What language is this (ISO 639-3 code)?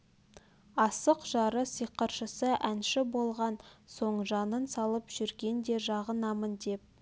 kaz